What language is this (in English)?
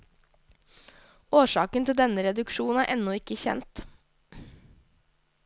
Norwegian